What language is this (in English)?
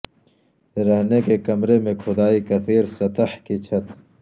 Urdu